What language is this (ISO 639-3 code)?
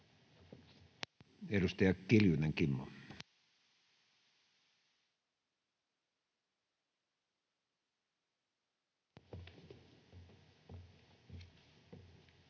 fin